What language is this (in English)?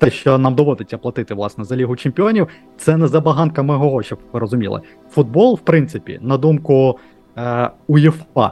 Ukrainian